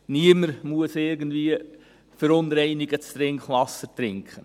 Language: Swiss German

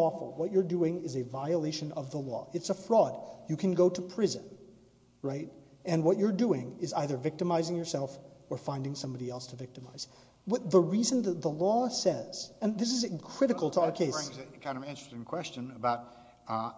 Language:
English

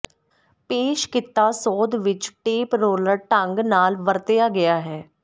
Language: Punjabi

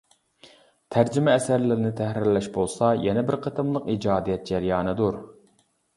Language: Uyghur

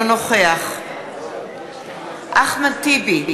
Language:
Hebrew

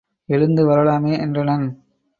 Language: Tamil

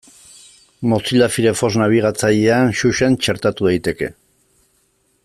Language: Basque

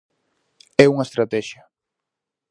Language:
Galician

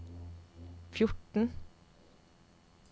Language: Norwegian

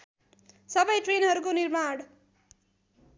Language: Nepali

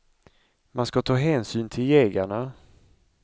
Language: Swedish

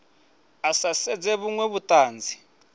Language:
Venda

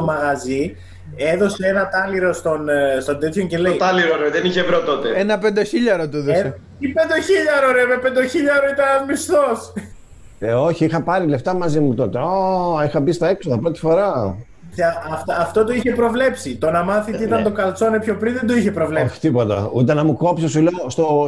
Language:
Greek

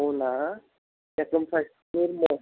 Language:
Telugu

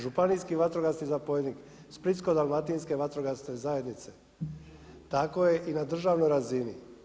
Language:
Croatian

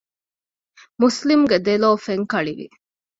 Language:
Divehi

